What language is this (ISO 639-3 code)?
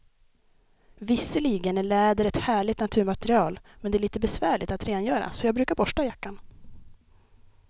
swe